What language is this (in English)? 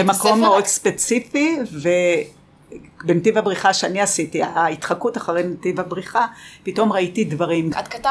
Hebrew